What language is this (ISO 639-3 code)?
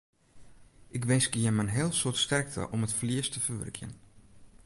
fry